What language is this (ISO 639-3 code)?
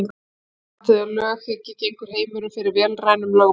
isl